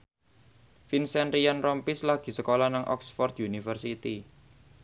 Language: Javanese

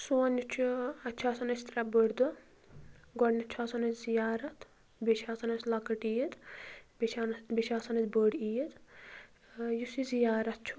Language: Kashmiri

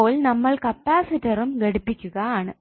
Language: Malayalam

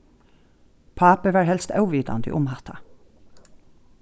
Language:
Faroese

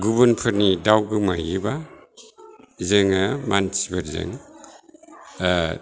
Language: Bodo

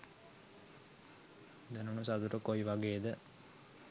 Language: Sinhala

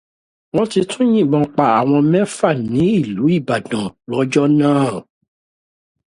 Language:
Yoruba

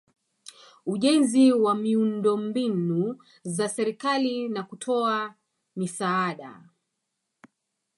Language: Swahili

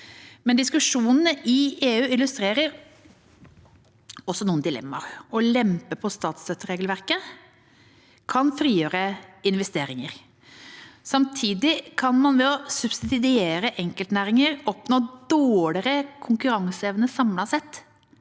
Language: Norwegian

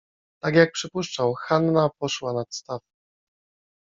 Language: Polish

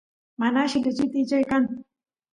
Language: Santiago del Estero Quichua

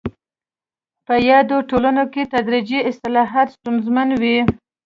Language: Pashto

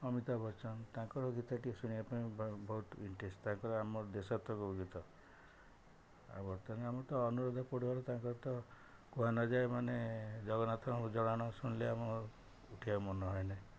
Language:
Odia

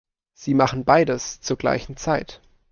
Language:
German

